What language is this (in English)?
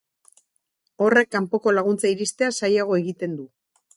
Basque